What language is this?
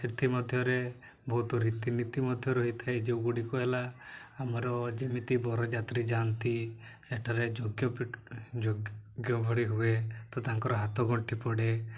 Odia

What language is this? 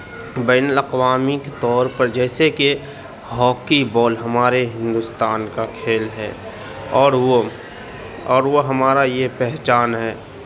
Urdu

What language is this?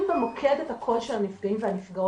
Hebrew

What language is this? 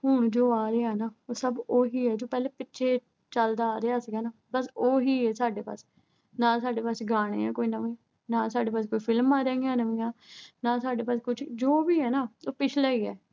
Punjabi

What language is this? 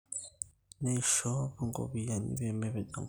Masai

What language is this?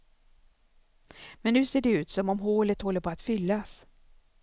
Swedish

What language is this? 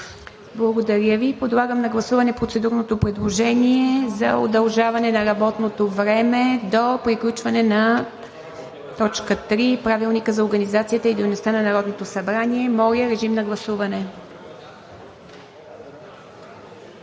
Bulgarian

